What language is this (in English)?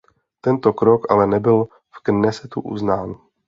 Czech